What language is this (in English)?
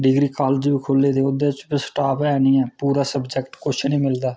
Dogri